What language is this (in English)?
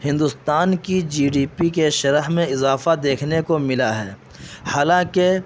Urdu